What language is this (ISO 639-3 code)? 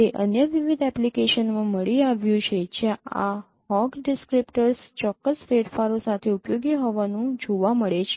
guj